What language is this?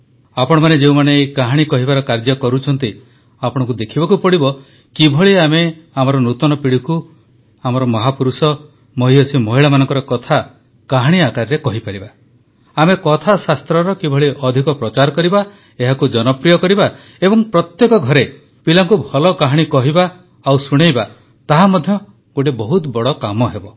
Odia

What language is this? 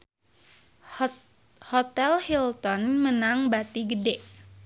Sundanese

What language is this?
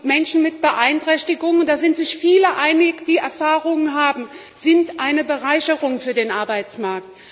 German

